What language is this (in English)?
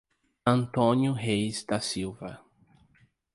Portuguese